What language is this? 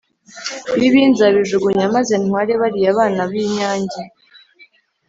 Kinyarwanda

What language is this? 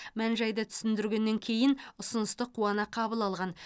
Kazakh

